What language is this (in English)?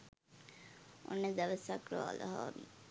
Sinhala